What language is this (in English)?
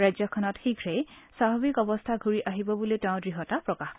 Assamese